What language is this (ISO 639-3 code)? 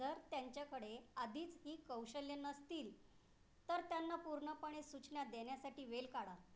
mar